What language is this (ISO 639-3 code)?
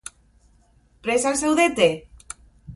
eus